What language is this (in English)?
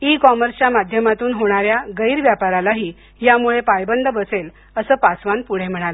Marathi